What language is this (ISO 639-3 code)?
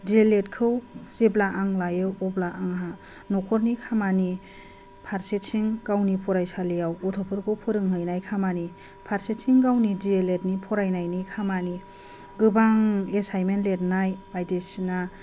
brx